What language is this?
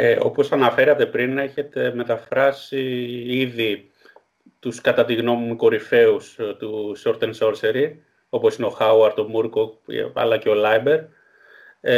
Greek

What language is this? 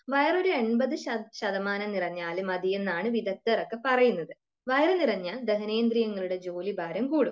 Malayalam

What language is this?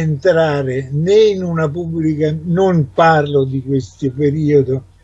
Italian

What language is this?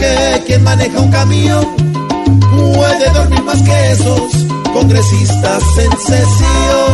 Spanish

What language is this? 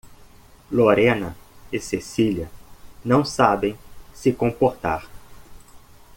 Portuguese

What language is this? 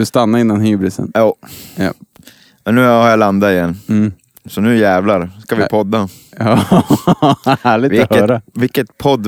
Swedish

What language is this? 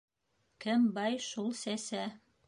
Bashkir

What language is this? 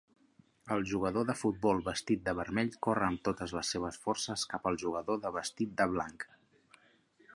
Catalan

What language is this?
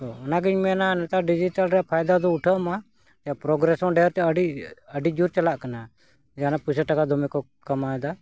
Santali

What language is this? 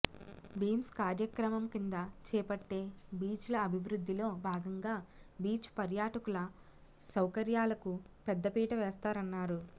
Telugu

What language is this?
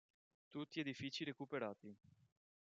Italian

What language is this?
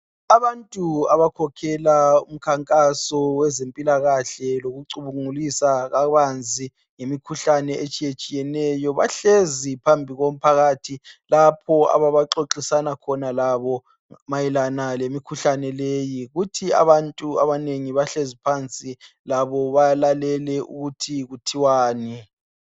North Ndebele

